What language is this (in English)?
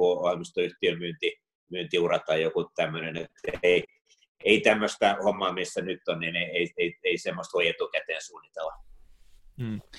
Finnish